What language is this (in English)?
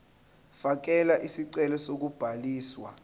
Zulu